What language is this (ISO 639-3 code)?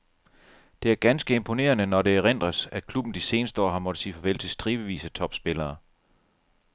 dan